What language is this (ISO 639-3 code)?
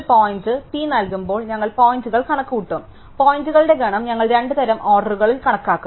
mal